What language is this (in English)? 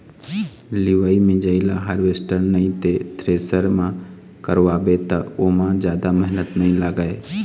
Chhattisgarhi